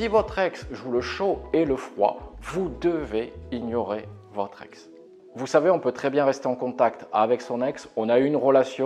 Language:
French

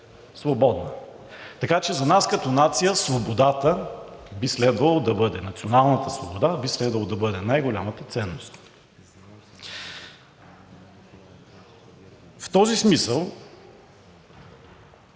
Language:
Bulgarian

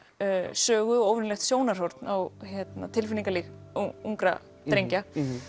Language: Icelandic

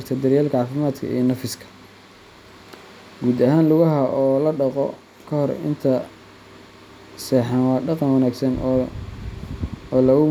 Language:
Somali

